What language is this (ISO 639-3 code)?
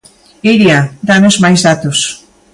glg